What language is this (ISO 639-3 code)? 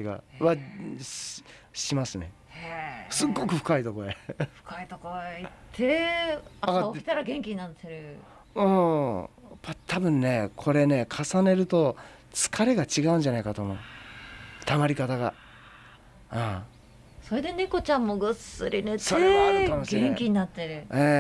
jpn